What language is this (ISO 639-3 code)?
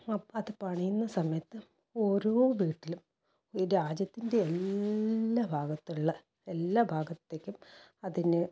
mal